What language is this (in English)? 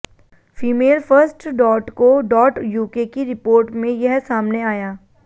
Hindi